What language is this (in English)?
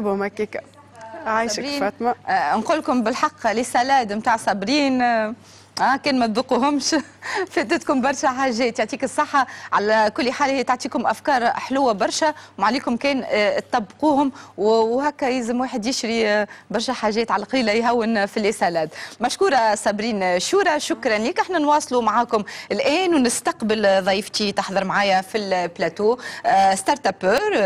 Arabic